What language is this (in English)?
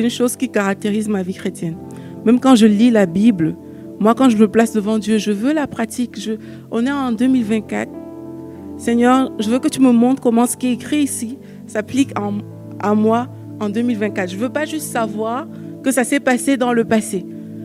French